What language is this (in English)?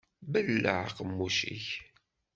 Kabyle